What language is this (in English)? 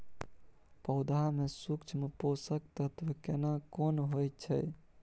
Maithili